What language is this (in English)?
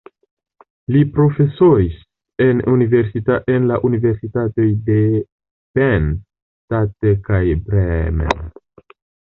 Esperanto